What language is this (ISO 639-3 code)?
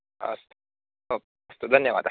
san